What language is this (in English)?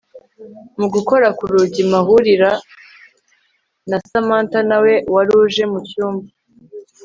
Kinyarwanda